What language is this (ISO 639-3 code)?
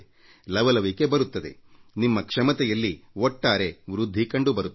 kan